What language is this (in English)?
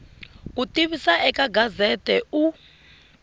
Tsonga